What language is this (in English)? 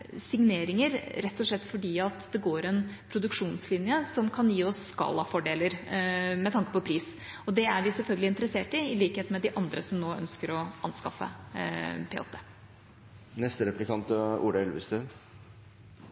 Norwegian Bokmål